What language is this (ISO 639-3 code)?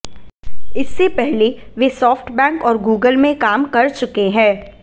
hin